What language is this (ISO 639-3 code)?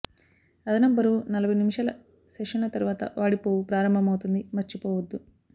tel